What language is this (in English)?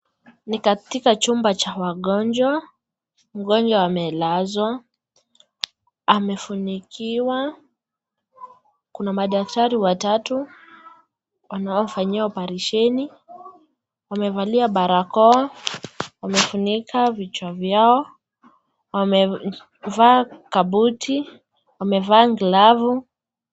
Swahili